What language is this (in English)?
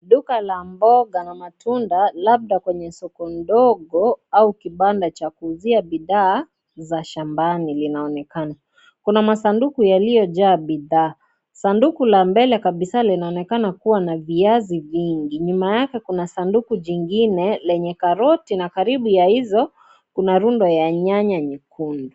Swahili